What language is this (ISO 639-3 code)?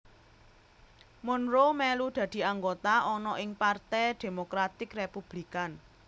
jav